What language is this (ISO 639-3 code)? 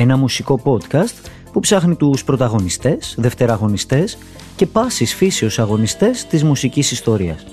ell